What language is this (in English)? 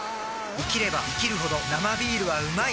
Japanese